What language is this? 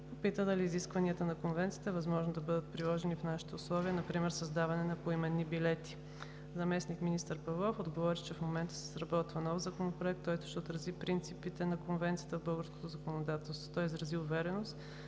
Bulgarian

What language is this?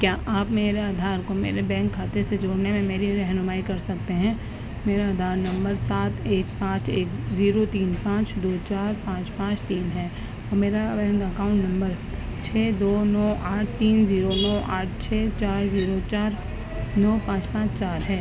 Urdu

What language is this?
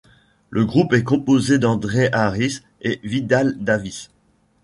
French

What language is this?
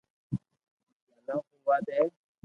Loarki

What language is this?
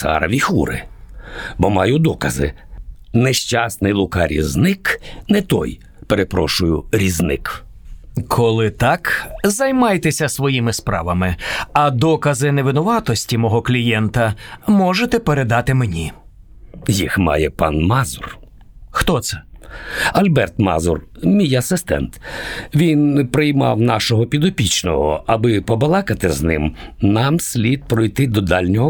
Ukrainian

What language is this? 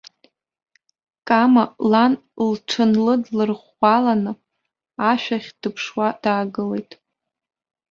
Abkhazian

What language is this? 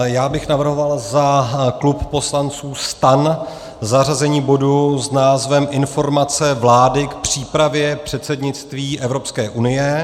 Czech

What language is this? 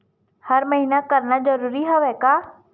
Chhattisgarhi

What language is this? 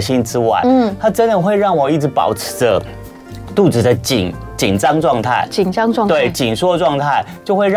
Chinese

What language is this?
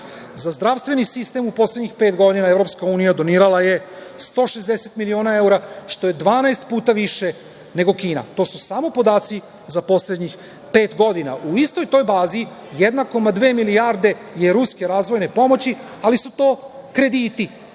Serbian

